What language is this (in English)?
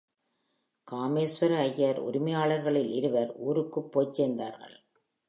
Tamil